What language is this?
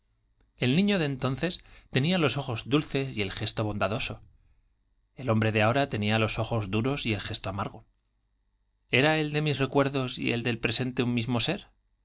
Spanish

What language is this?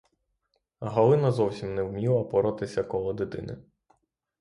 Ukrainian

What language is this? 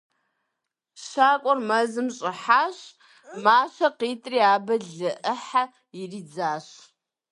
Kabardian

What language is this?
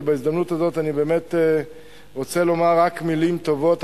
Hebrew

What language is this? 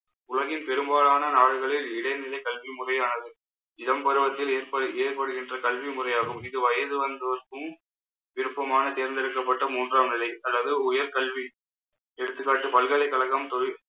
Tamil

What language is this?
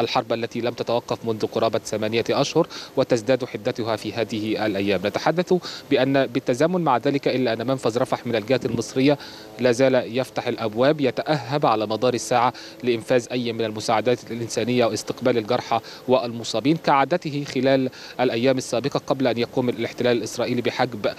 Arabic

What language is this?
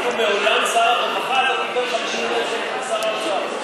Hebrew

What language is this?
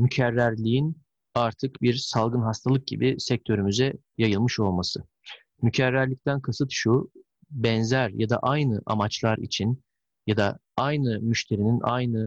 Turkish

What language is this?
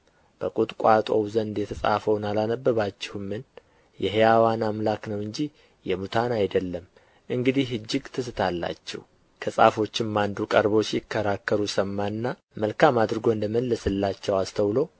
Amharic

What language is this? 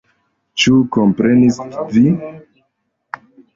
Esperanto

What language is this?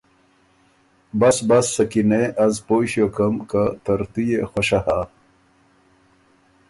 Ormuri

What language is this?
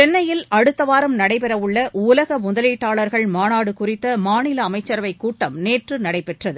Tamil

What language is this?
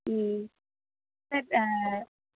Tamil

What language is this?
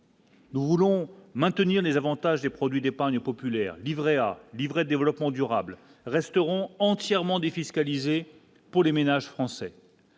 French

